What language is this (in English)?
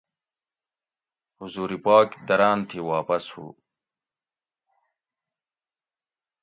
Gawri